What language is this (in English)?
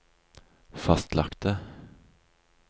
Norwegian